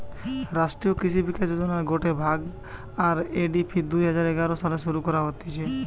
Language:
Bangla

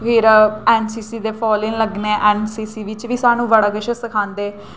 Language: Dogri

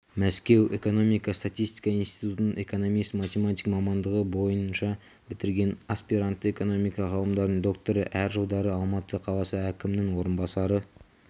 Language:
Kazakh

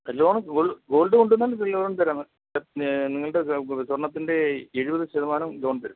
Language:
Malayalam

